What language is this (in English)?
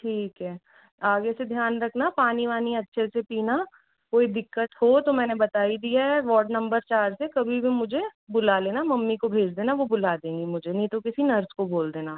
Hindi